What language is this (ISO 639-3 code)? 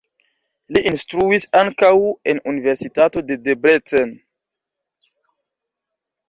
epo